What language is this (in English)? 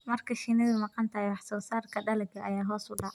Somali